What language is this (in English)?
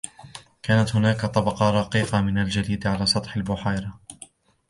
Arabic